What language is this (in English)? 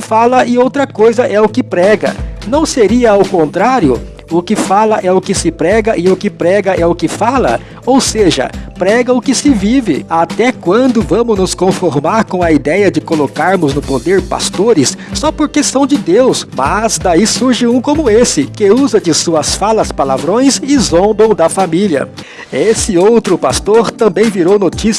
Portuguese